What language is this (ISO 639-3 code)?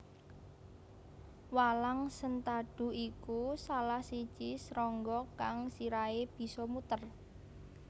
jav